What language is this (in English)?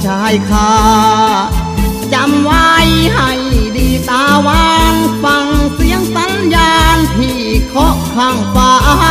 Thai